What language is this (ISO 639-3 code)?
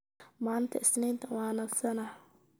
som